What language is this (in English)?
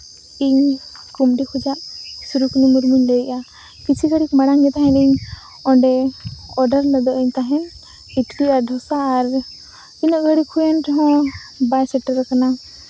Santali